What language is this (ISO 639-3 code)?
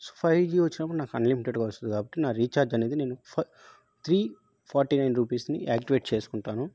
tel